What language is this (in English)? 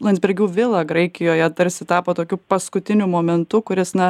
Lithuanian